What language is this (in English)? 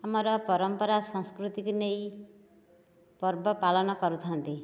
Odia